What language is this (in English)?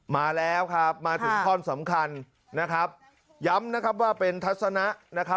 Thai